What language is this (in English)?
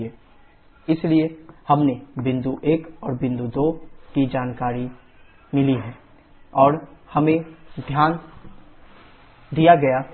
Hindi